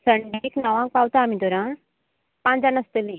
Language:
Konkani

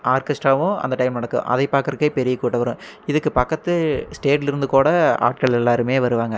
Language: Tamil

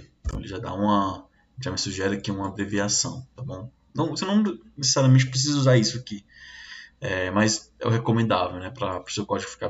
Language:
Portuguese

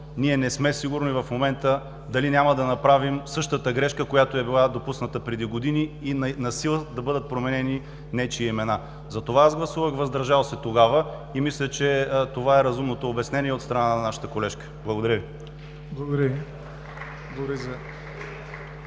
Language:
Bulgarian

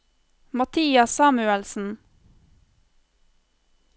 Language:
Norwegian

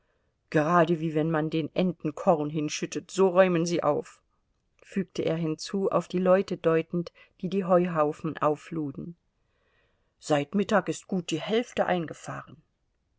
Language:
German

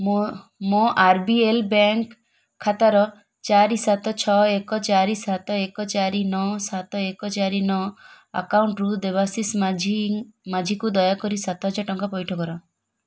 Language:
Odia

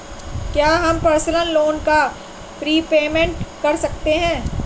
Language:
Hindi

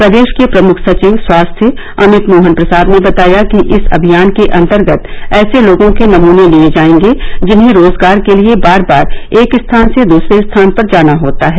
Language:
Hindi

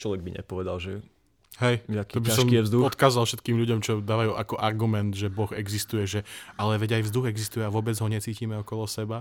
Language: Slovak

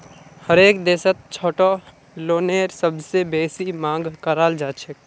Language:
Magahi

